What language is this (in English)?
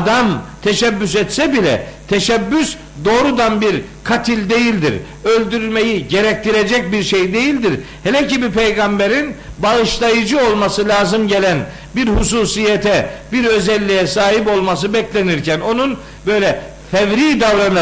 Turkish